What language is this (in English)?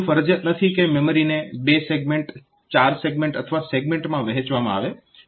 Gujarati